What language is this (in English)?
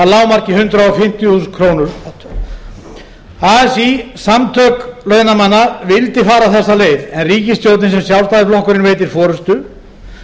Icelandic